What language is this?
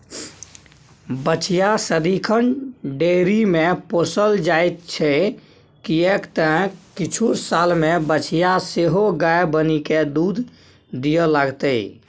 Maithili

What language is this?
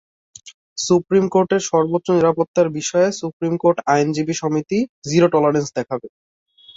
Bangla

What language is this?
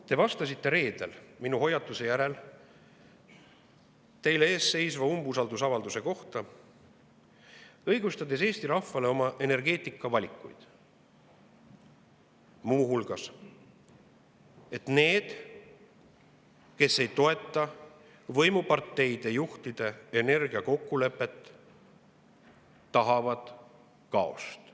Estonian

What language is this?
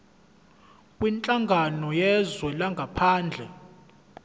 Zulu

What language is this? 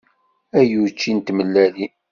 Kabyle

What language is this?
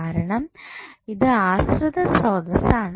Malayalam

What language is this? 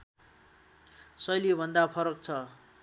Nepali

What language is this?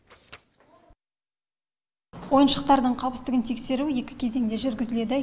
Kazakh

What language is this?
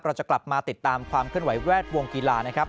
Thai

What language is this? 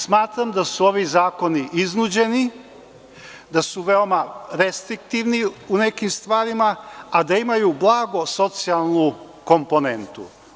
Serbian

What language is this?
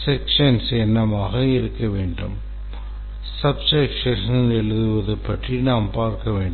Tamil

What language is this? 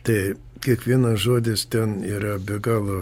Lithuanian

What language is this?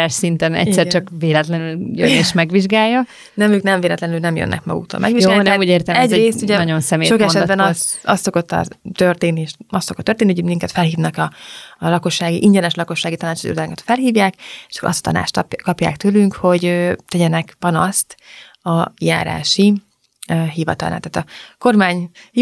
Hungarian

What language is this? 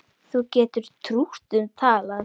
Icelandic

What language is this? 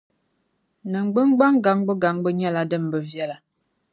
Dagbani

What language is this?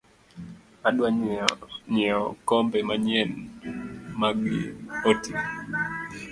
Luo (Kenya and Tanzania)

